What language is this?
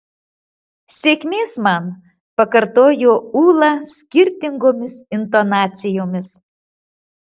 Lithuanian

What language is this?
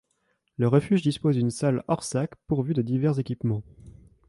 French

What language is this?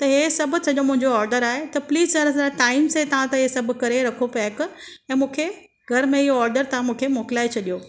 Sindhi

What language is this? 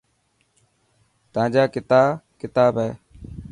Dhatki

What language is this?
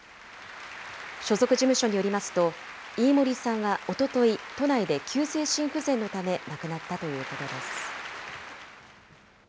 Japanese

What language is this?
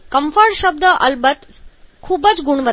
Gujarati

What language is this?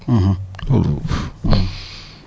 Wolof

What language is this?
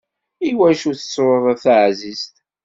Kabyle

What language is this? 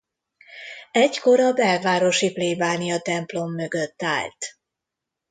Hungarian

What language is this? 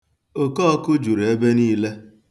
Igbo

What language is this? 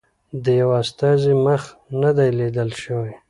Pashto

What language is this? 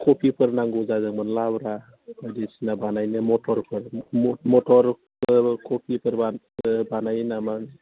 Bodo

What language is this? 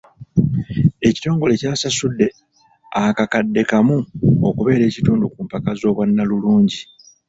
Ganda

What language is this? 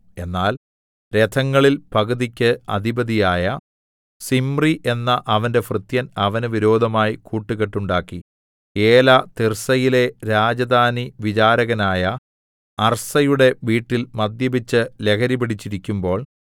Malayalam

